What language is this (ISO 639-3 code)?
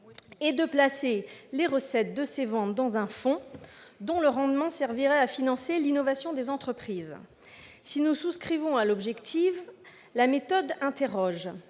fra